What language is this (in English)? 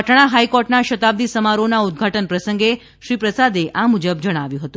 Gujarati